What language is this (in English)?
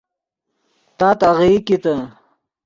Yidgha